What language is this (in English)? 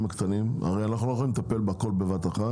Hebrew